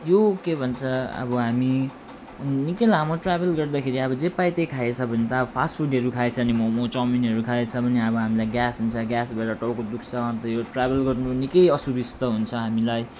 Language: Nepali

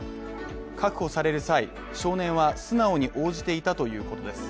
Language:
Japanese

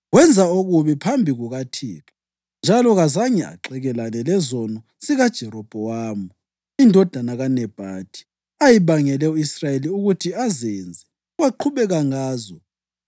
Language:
North Ndebele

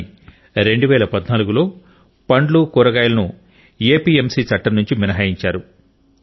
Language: Telugu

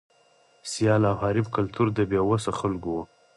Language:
Pashto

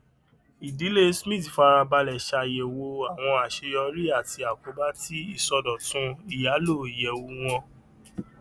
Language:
Yoruba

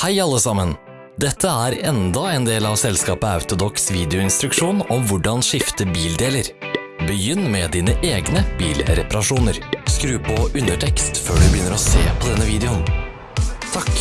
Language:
Norwegian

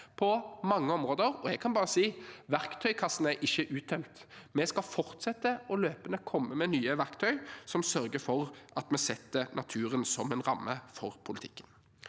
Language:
Norwegian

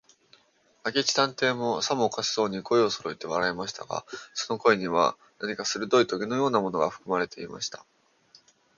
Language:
Japanese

